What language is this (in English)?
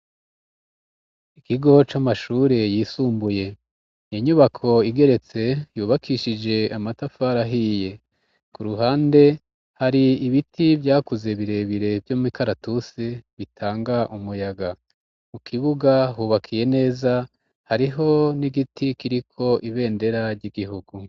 Rundi